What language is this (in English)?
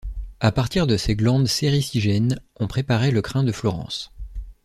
French